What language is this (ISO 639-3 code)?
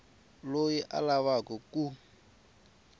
tso